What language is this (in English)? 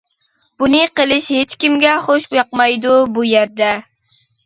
Uyghur